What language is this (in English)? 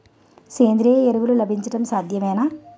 Telugu